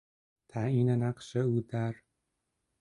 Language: Persian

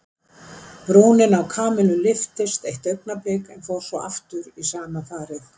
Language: Icelandic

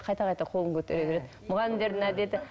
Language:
Kazakh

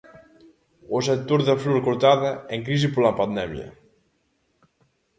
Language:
Galician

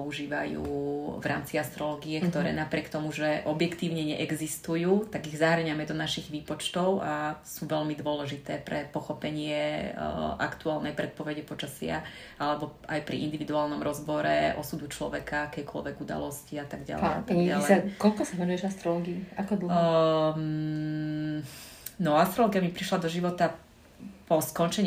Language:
Slovak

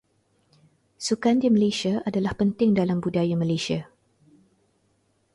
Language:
Malay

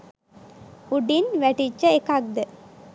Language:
Sinhala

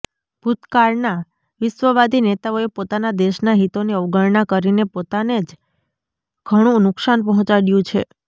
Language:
Gujarati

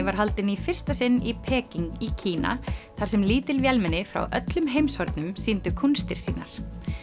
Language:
Icelandic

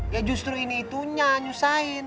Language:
Indonesian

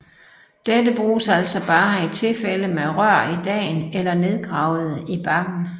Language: Danish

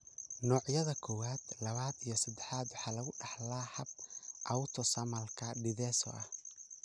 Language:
Somali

